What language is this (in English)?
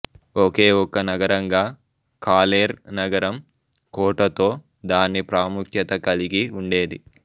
Telugu